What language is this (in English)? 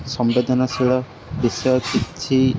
Odia